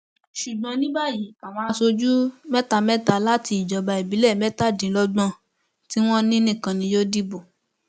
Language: Yoruba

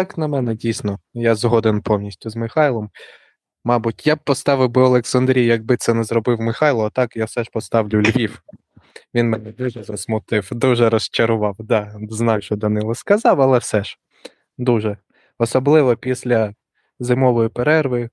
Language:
Ukrainian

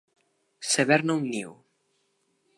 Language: Catalan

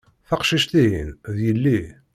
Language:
Kabyle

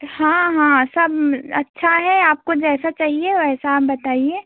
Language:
Hindi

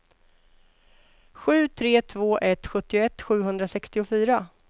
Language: Swedish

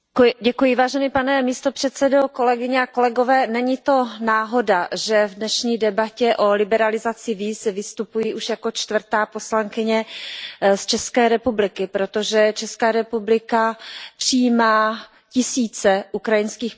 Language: Czech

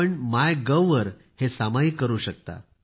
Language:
Marathi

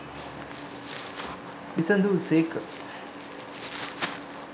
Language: Sinhala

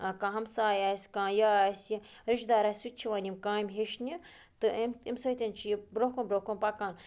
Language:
Kashmiri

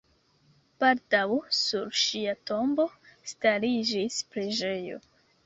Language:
Esperanto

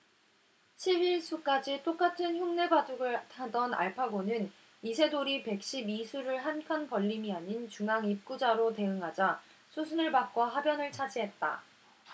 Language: Korean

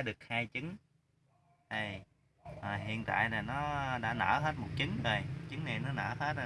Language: Vietnamese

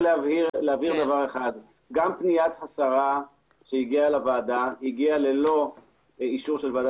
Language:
Hebrew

